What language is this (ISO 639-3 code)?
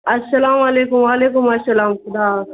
urd